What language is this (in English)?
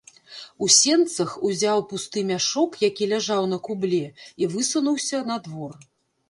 Belarusian